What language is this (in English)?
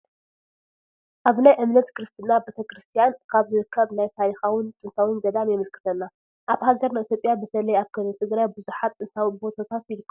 Tigrinya